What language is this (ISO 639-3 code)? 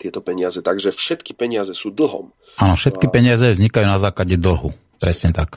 slk